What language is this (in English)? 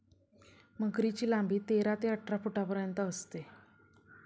Marathi